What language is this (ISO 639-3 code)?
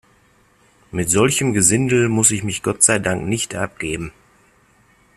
deu